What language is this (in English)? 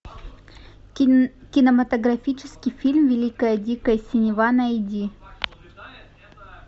Russian